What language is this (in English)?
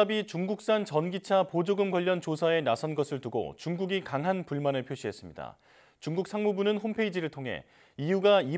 Korean